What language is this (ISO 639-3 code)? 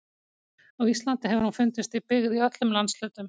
isl